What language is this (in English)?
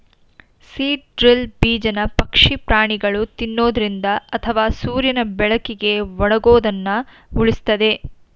Kannada